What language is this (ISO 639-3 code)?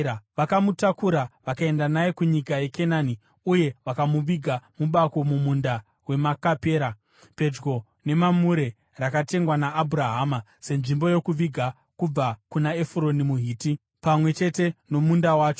sna